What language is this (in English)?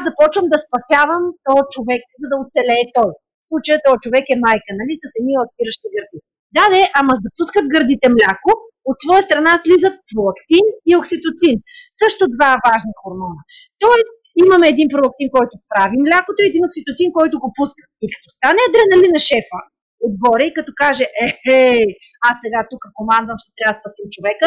Bulgarian